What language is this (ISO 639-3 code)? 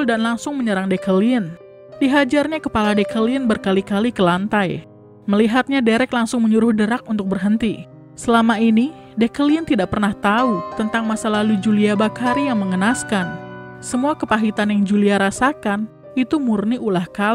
ind